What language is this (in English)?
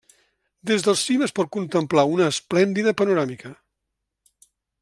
Catalan